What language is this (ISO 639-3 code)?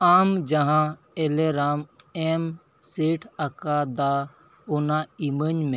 sat